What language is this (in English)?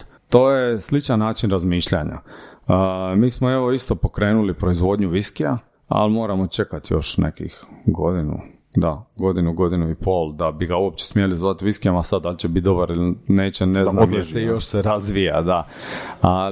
Croatian